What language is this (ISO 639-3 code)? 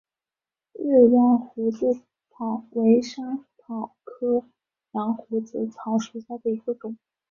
zho